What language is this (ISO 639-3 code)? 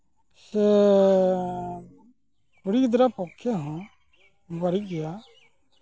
sat